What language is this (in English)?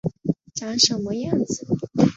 Chinese